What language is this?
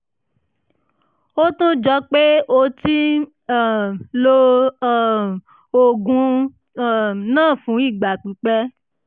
Yoruba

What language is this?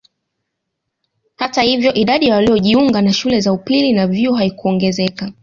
Swahili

